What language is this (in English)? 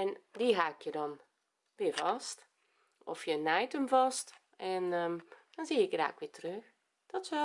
Dutch